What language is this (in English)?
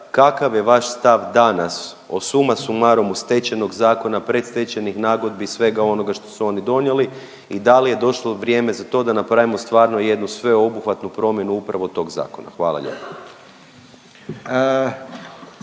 Croatian